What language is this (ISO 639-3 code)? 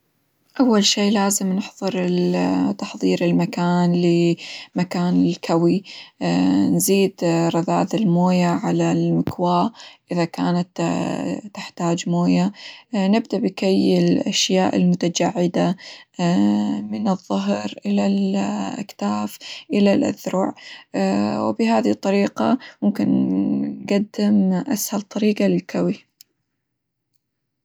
acw